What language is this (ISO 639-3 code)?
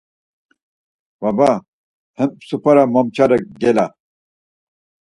lzz